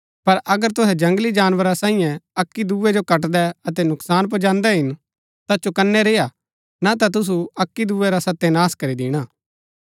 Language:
Gaddi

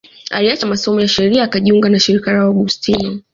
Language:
Swahili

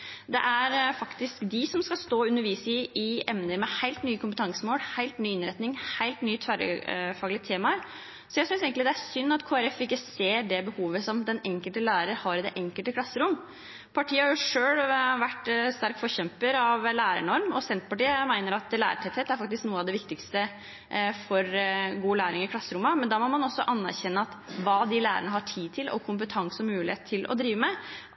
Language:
Norwegian Bokmål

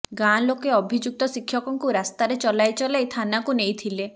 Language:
Odia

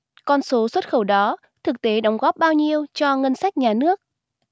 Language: Vietnamese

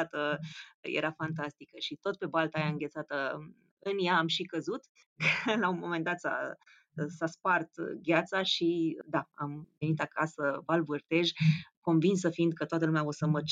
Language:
Romanian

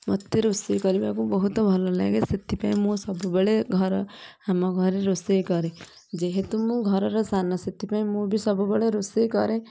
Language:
Odia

